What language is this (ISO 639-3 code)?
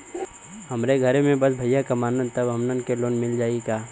bho